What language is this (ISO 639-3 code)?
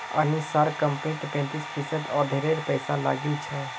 mag